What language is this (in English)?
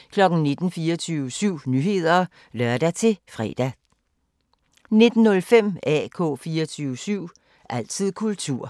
Danish